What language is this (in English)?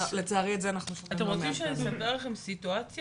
Hebrew